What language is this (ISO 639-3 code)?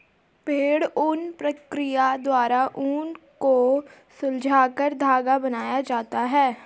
hin